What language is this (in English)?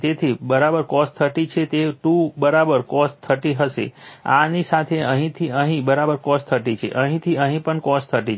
Gujarati